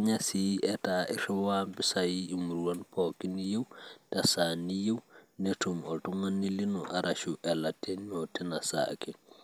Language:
Masai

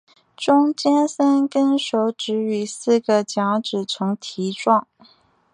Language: Chinese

